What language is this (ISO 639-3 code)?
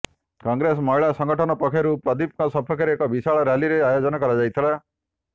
ori